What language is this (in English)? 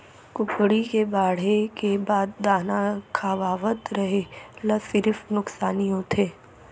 Chhattisgarhi